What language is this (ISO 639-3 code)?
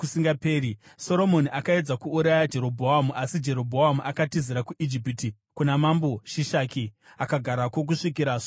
sna